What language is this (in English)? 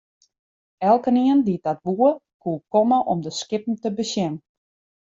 Western Frisian